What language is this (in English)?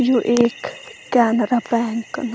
Garhwali